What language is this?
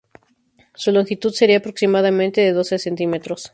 Spanish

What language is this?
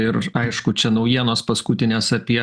Lithuanian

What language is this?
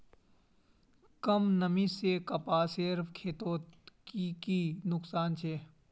Magahi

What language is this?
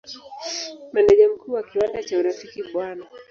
Swahili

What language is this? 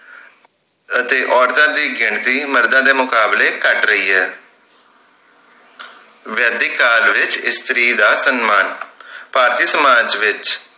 Punjabi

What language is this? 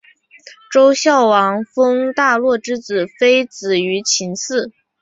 Chinese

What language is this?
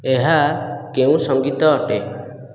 Odia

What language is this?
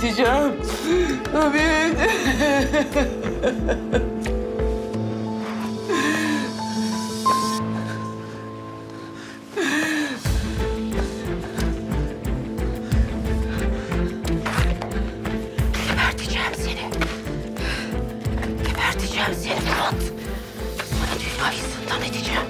Turkish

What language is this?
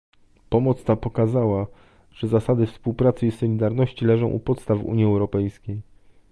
Polish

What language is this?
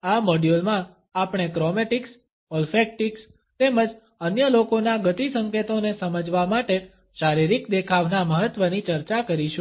Gujarati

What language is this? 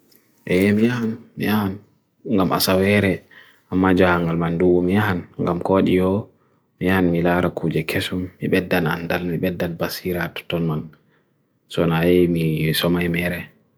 Bagirmi Fulfulde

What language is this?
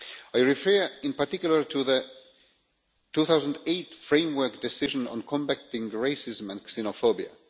English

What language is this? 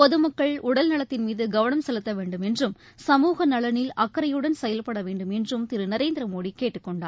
Tamil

